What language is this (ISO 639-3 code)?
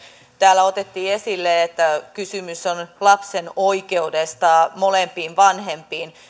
fin